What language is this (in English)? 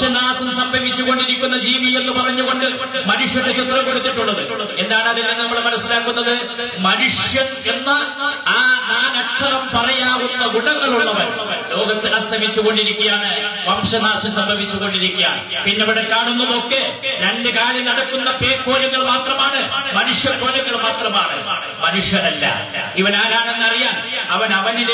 Indonesian